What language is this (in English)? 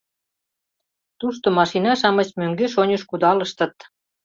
Mari